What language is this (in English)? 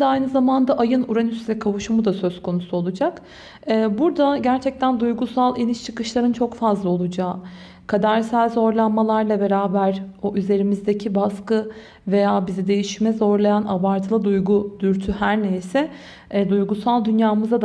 Turkish